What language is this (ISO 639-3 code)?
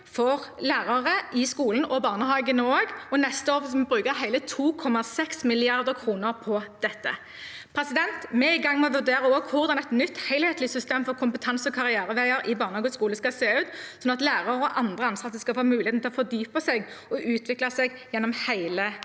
nor